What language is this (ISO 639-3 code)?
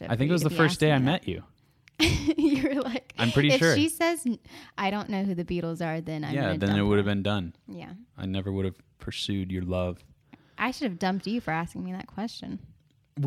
eng